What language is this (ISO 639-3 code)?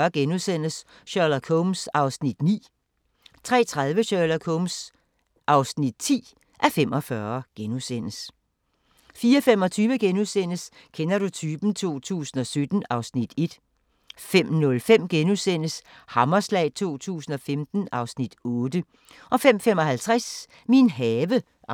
dan